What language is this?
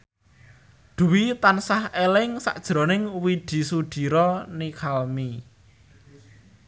Javanese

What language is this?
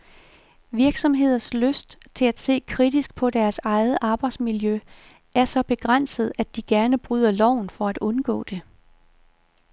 Danish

